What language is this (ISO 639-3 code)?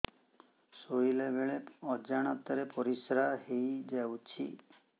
ori